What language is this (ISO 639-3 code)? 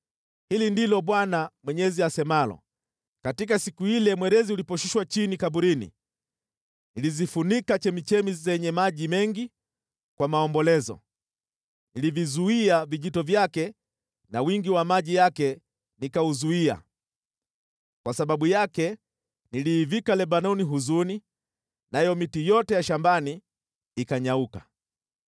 swa